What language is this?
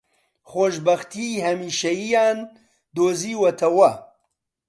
Central Kurdish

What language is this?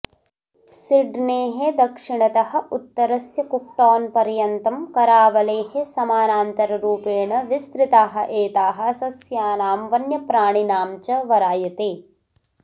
Sanskrit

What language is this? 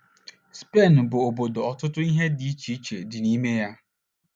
Igbo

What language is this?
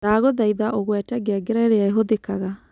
Kikuyu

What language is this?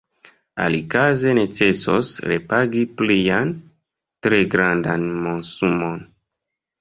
Esperanto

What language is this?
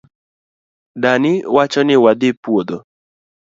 Luo (Kenya and Tanzania)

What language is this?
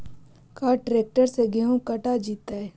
Magahi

